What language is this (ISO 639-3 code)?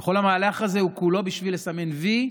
heb